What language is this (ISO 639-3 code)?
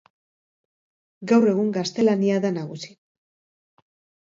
eus